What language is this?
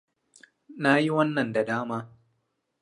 Hausa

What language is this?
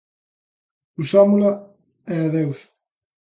Galician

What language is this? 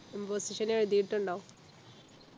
Malayalam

